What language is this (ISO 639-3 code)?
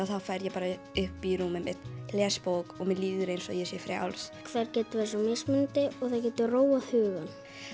isl